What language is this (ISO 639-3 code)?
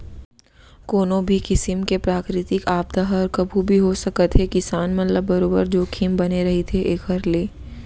hne